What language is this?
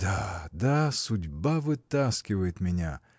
Russian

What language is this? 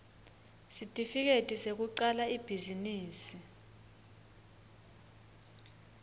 Swati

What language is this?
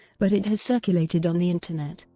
English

